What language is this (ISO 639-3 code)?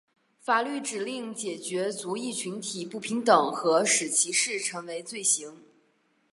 zho